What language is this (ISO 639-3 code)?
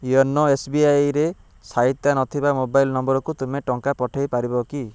ori